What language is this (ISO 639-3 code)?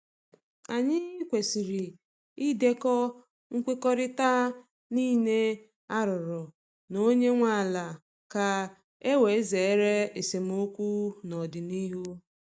ibo